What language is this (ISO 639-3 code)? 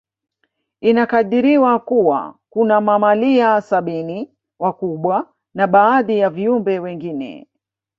swa